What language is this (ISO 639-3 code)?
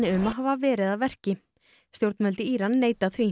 isl